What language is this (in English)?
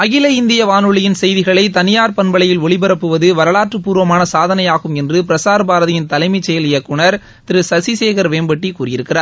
Tamil